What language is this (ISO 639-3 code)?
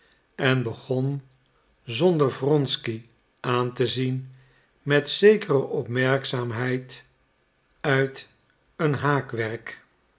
nld